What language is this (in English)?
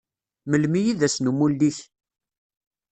Kabyle